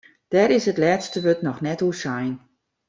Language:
Western Frisian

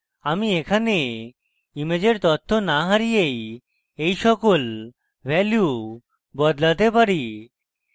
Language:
Bangla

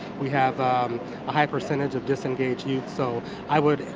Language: English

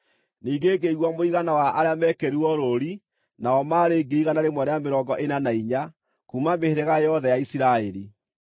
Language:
Kikuyu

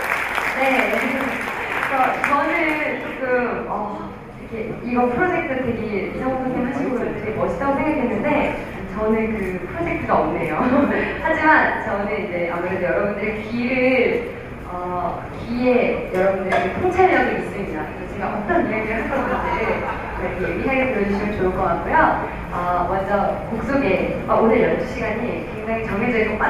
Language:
Korean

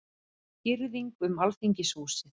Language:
Icelandic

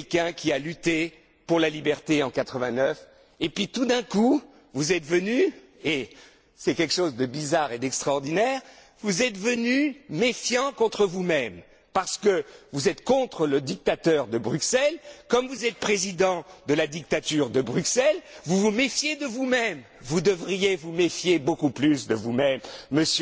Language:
French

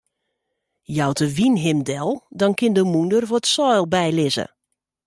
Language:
Western Frisian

